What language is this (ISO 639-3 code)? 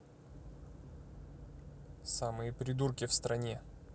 rus